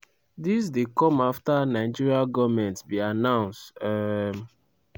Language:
Nigerian Pidgin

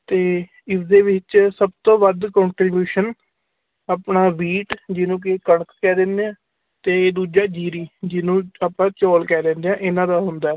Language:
Punjabi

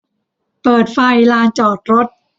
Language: Thai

